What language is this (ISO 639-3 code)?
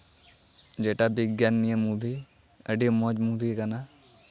sat